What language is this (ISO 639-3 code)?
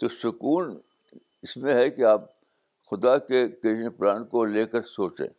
urd